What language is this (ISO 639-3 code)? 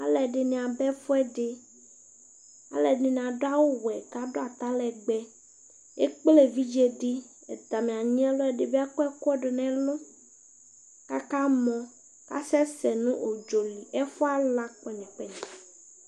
kpo